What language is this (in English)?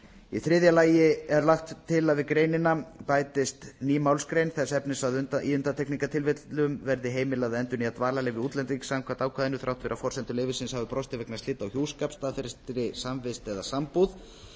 Icelandic